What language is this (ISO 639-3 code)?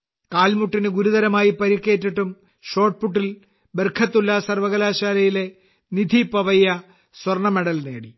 mal